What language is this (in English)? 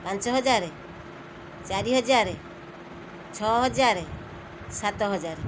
Odia